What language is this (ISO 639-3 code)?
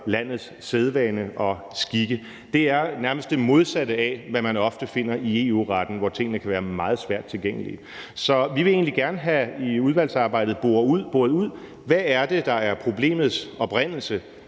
dan